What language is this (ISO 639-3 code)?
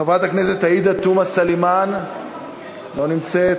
heb